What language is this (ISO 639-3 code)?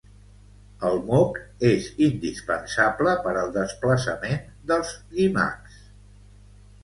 cat